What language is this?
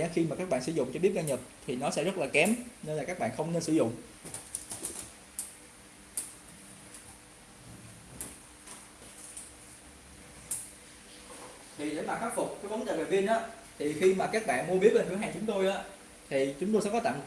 Vietnamese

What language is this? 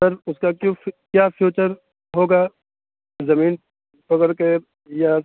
Urdu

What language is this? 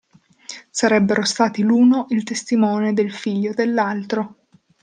Italian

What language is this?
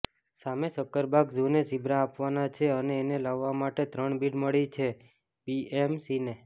Gujarati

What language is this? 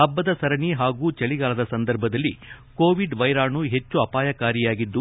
Kannada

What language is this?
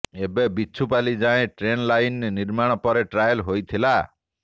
Odia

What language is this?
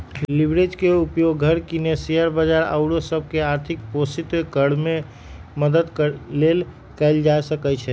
Magahi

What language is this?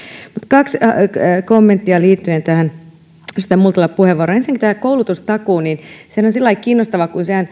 Finnish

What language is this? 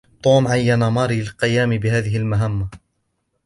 Arabic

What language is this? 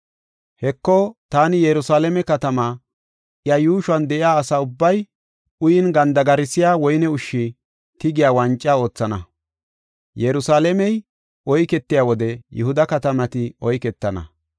Gofa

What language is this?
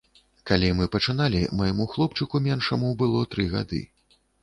Belarusian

